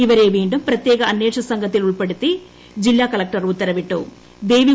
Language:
Malayalam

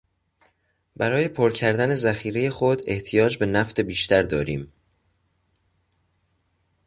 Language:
Persian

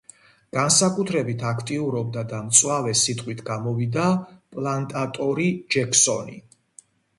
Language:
Georgian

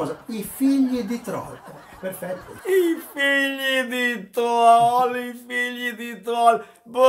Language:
Italian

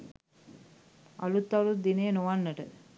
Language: Sinhala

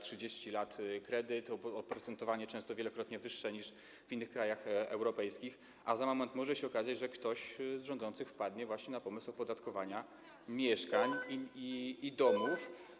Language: Polish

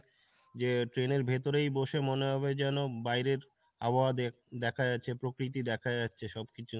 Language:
Bangla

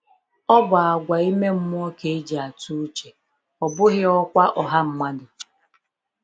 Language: Igbo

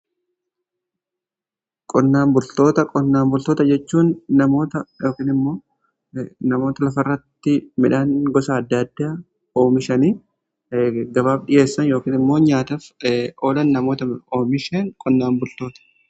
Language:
Oromo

